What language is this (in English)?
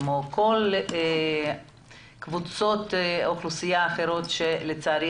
Hebrew